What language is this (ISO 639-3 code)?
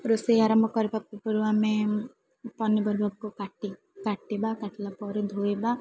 ori